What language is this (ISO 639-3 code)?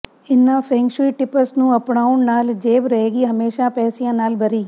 pan